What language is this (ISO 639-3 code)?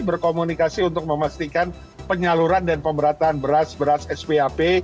ind